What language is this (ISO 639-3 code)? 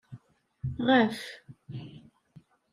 kab